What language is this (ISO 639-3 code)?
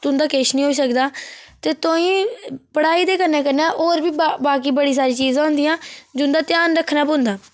doi